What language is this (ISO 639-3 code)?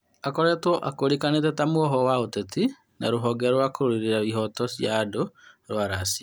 kik